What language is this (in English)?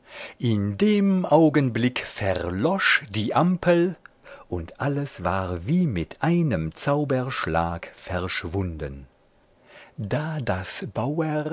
German